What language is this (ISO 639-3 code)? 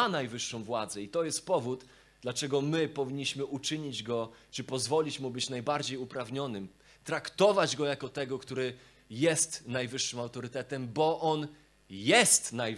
pol